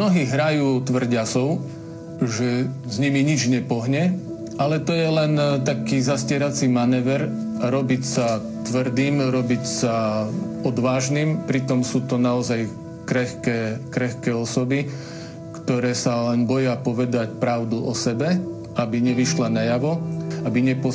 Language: Slovak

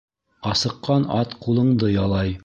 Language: Bashkir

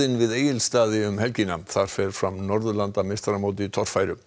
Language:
Icelandic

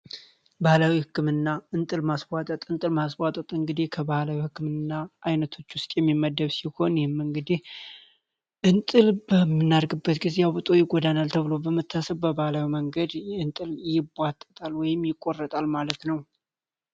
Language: Amharic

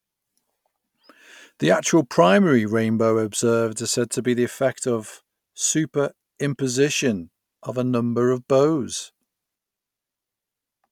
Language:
English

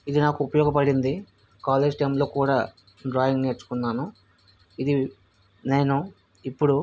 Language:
Telugu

